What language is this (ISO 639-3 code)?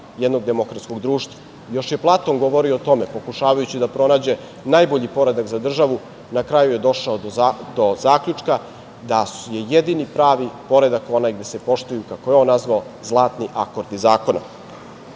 srp